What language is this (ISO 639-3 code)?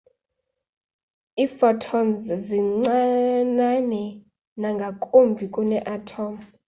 xho